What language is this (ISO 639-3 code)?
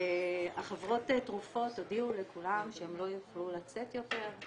heb